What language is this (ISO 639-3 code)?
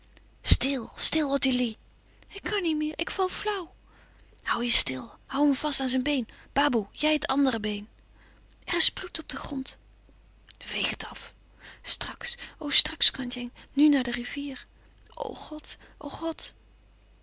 nld